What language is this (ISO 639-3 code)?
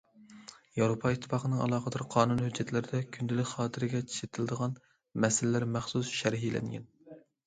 uig